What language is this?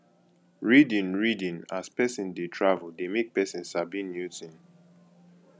Nigerian Pidgin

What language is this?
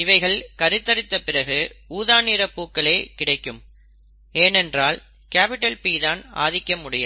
Tamil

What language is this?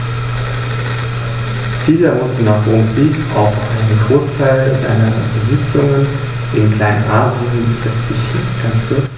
German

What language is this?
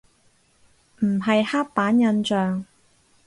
Cantonese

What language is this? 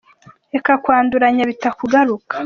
Kinyarwanda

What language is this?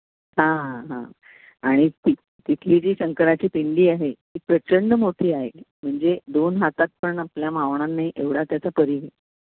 Marathi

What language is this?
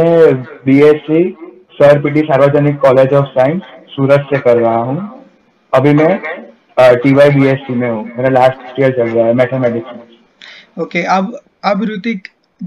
Hindi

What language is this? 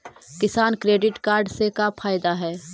Magahi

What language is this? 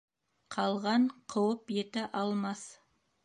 Bashkir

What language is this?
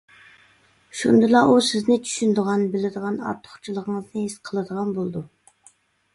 Uyghur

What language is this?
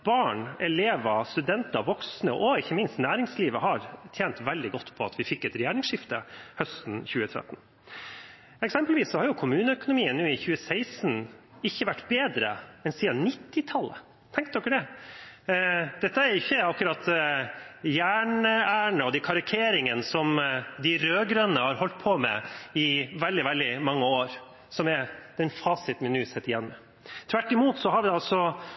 Norwegian Bokmål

